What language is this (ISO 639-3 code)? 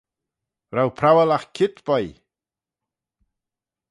glv